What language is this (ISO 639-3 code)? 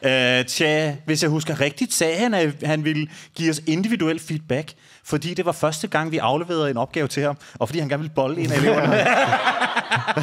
dan